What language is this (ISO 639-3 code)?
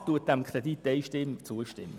gsw